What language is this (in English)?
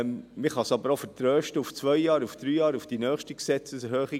Swiss German